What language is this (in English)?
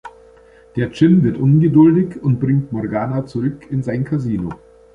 German